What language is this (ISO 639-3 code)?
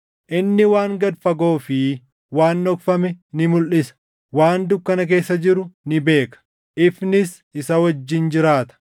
orm